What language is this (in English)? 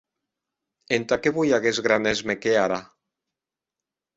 Occitan